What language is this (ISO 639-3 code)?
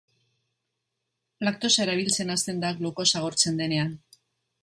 eus